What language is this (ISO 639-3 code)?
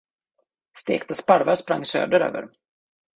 swe